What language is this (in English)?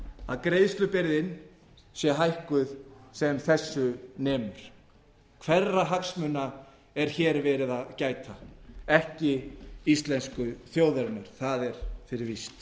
Icelandic